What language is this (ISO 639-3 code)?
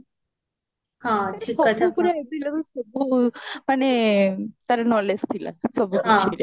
ori